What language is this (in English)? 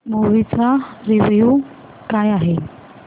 Marathi